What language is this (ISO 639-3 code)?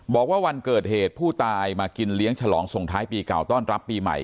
tha